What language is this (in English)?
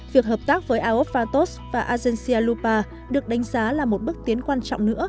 Vietnamese